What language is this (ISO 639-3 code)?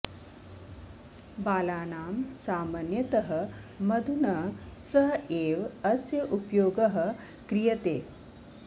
san